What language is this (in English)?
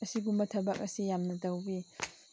Manipuri